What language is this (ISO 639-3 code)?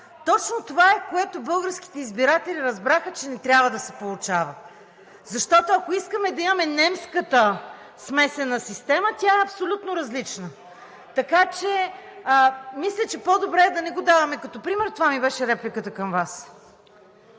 bul